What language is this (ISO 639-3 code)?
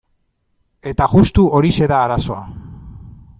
eus